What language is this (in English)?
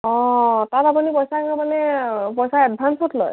Assamese